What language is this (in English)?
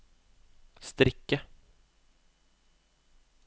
Norwegian